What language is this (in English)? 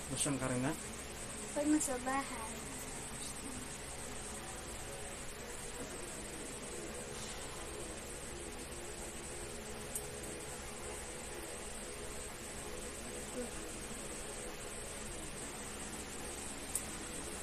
Filipino